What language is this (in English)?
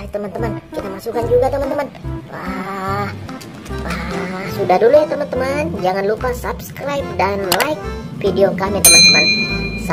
Indonesian